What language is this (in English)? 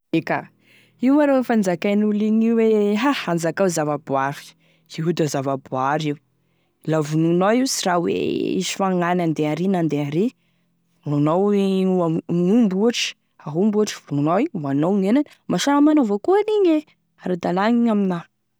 Tesaka Malagasy